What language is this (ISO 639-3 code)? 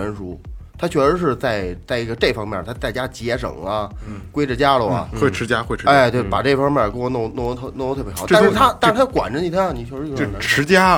zho